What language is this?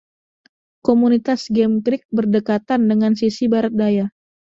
Indonesian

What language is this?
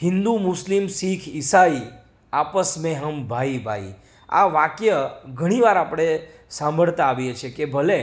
Gujarati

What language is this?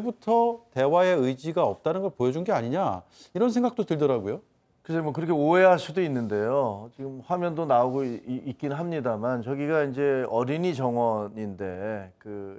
Korean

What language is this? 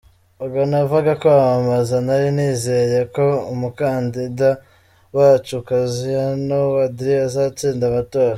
Kinyarwanda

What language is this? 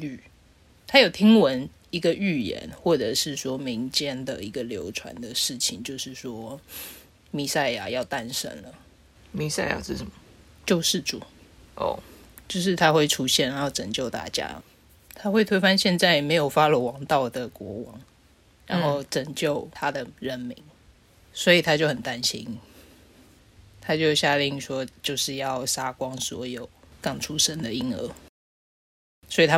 Chinese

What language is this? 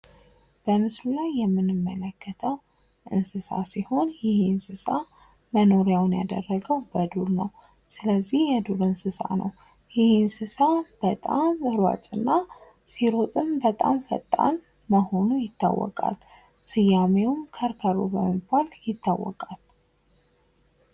Amharic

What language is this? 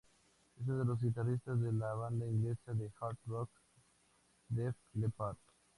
Spanish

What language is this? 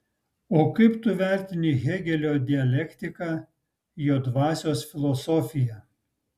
Lithuanian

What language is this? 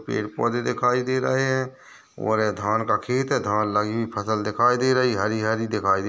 Hindi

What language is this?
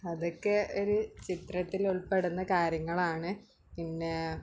Malayalam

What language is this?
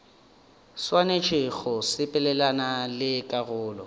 Northern Sotho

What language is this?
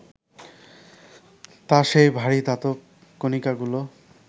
Bangla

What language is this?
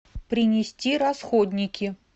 Russian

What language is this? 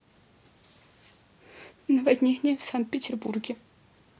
Russian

